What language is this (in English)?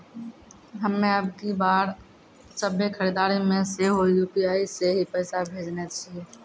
Maithili